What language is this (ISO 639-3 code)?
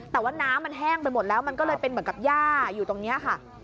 tha